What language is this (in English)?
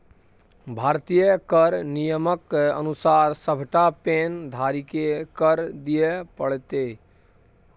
Maithili